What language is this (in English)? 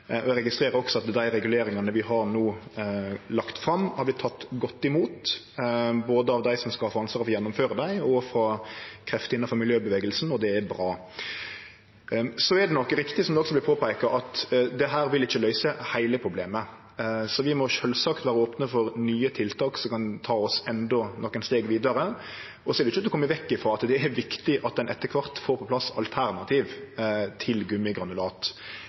Norwegian Nynorsk